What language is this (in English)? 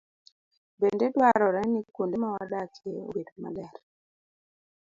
Luo (Kenya and Tanzania)